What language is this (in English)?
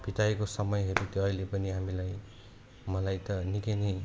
Nepali